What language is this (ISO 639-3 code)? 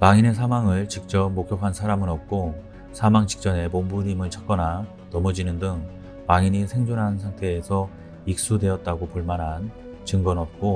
kor